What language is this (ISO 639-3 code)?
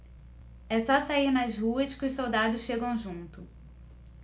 por